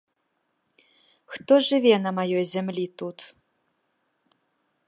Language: Belarusian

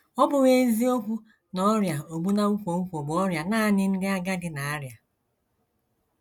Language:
Igbo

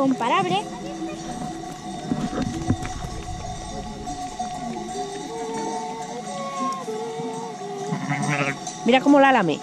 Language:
Spanish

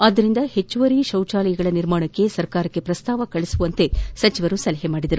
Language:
Kannada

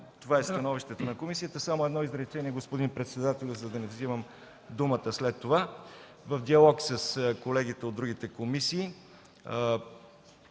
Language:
Bulgarian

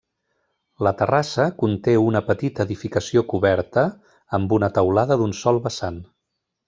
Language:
Catalan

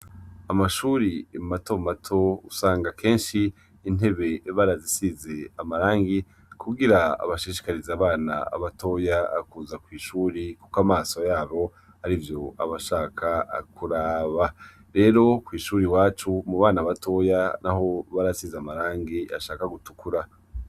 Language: Rundi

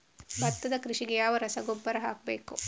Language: Kannada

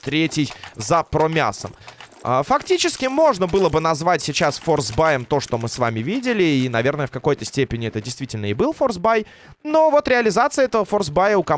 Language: Russian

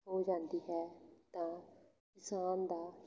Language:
Punjabi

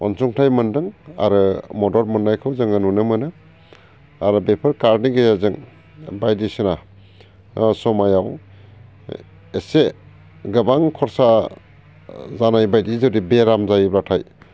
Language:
Bodo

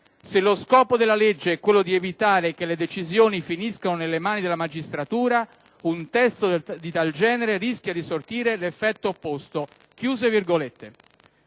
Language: Italian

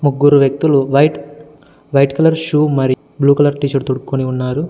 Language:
Telugu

